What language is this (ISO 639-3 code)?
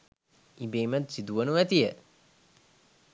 sin